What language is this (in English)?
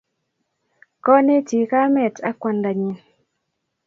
Kalenjin